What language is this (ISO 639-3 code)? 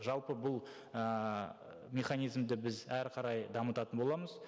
kaz